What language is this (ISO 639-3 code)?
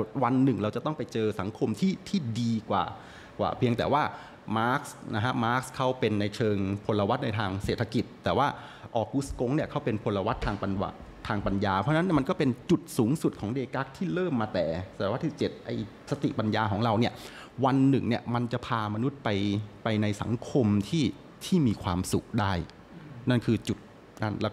tha